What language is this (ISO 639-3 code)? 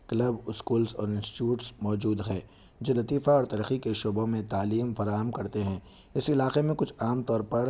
urd